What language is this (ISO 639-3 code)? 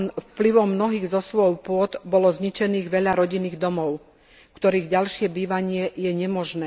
slk